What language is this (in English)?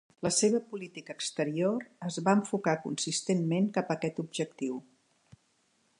Catalan